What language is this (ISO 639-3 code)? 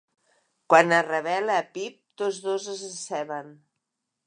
cat